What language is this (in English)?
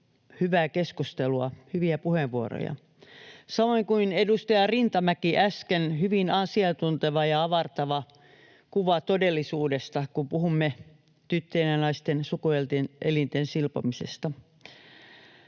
Finnish